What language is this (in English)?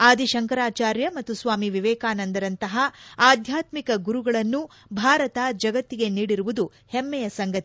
Kannada